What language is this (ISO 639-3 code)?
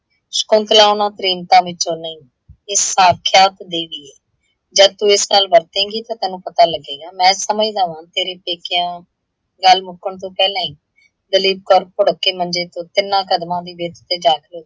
pan